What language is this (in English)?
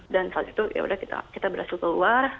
Indonesian